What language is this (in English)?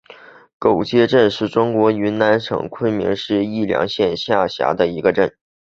Chinese